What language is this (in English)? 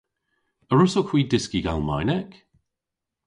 Cornish